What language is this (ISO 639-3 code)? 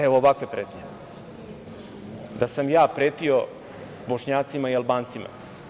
srp